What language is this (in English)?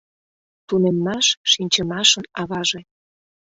Mari